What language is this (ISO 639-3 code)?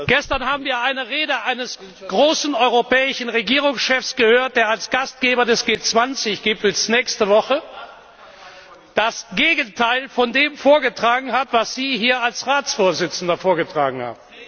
deu